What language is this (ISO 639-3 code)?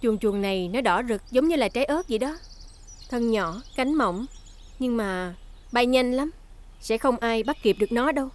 vie